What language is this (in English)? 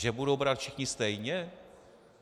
Czech